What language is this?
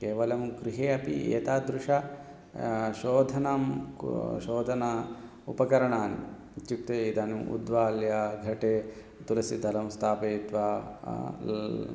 Sanskrit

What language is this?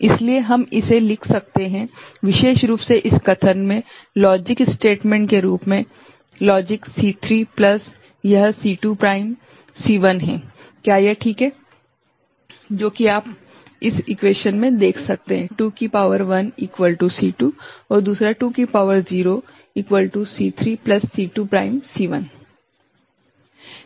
Hindi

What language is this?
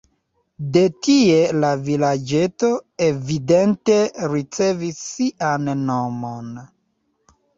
Esperanto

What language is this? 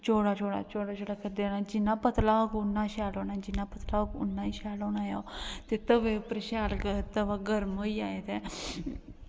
Dogri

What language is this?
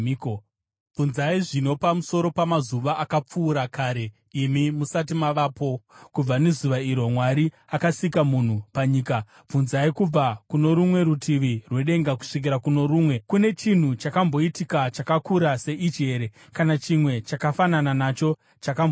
Shona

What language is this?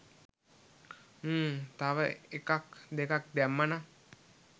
Sinhala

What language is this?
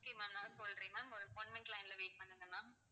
Tamil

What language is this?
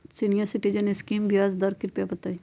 Magahi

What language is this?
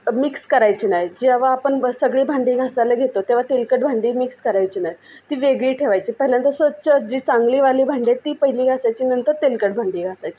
Marathi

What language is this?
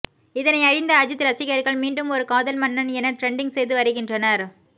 Tamil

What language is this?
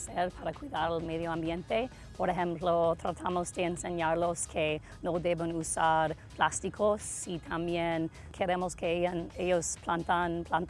Spanish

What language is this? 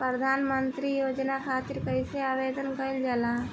Bhojpuri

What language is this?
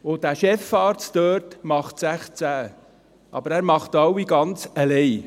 Swiss German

